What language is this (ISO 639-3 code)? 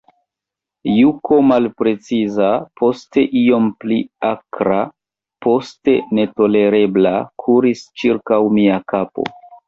epo